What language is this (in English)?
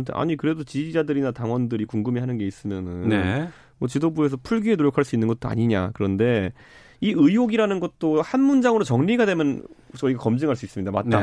Korean